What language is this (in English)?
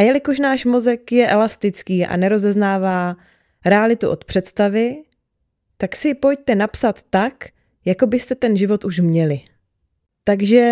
Czech